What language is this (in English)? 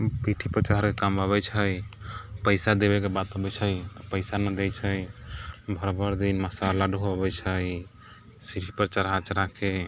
Maithili